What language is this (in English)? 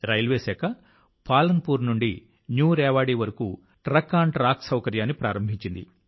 Telugu